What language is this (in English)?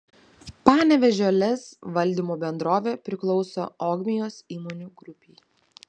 Lithuanian